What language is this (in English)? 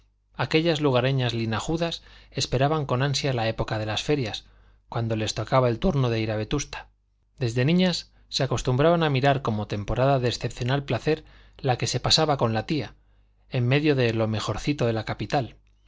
Spanish